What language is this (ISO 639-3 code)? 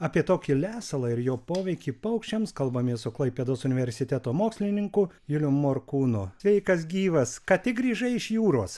lit